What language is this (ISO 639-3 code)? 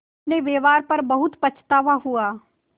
hin